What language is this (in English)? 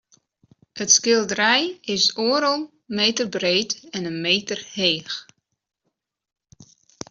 Western Frisian